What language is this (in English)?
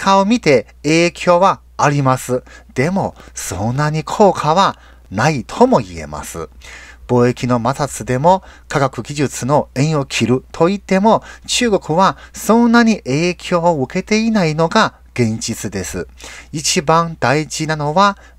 Japanese